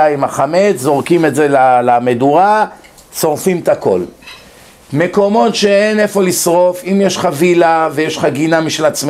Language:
Hebrew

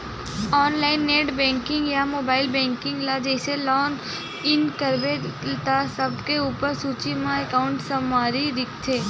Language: Chhattisgarhi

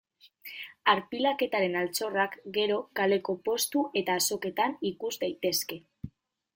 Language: Basque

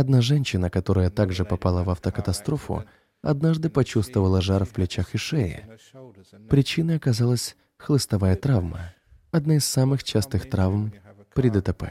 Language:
Russian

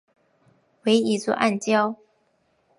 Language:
Chinese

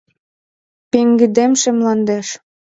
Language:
Mari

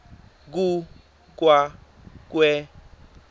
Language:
Swati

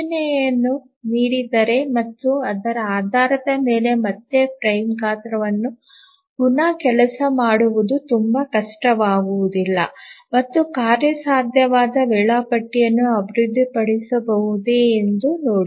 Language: Kannada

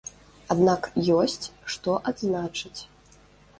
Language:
Belarusian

